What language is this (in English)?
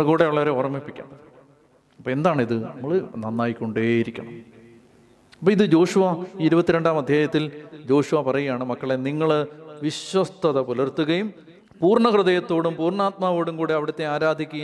Malayalam